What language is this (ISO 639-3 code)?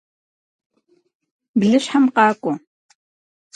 kbd